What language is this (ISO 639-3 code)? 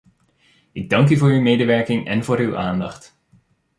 nld